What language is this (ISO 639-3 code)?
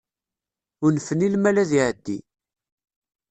kab